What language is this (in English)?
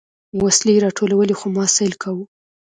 Pashto